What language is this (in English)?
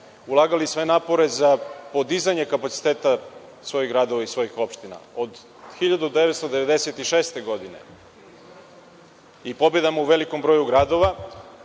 Serbian